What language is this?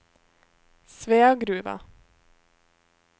Norwegian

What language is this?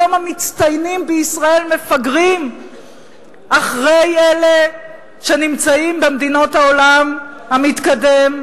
Hebrew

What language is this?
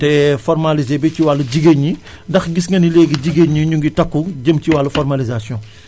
Wolof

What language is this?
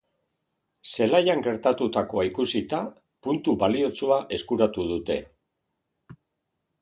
Basque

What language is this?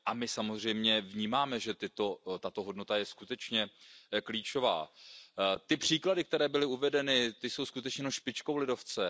Czech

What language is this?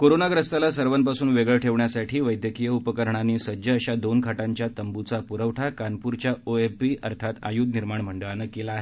Marathi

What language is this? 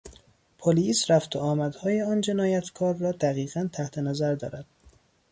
Persian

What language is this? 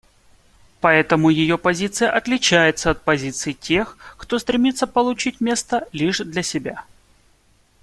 Russian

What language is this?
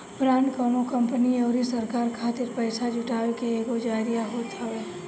Bhojpuri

